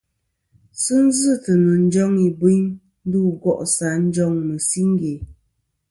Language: Kom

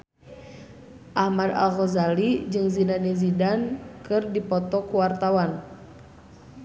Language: Sundanese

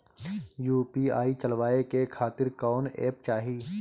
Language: Bhojpuri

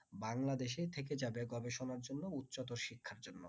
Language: Bangla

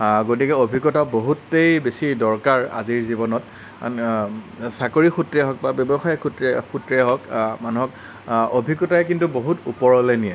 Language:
Assamese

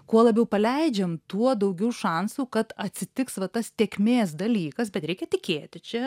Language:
Lithuanian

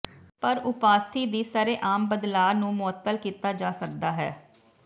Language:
Punjabi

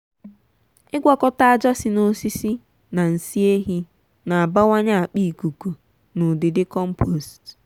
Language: Igbo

